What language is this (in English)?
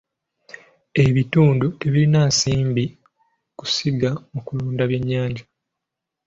Ganda